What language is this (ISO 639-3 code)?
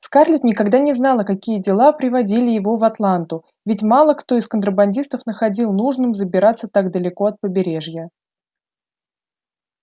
rus